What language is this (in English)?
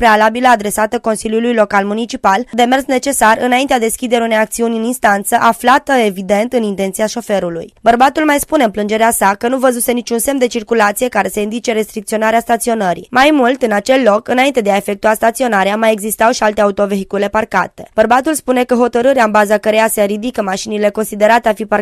Romanian